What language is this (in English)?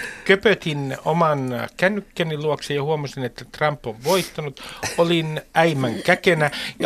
Finnish